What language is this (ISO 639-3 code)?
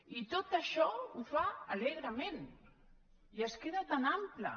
cat